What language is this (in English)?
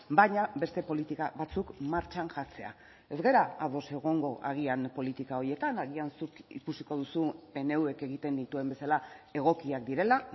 Basque